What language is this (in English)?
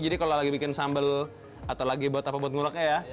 Indonesian